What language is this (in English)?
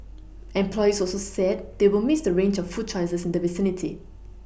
English